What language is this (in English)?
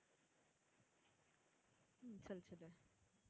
Tamil